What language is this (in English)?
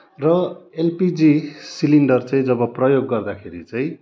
Nepali